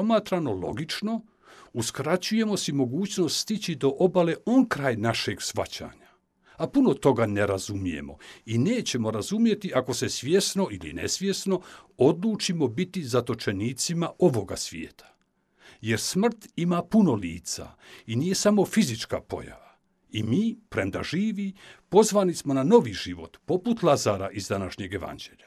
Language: Croatian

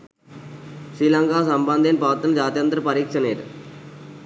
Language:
Sinhala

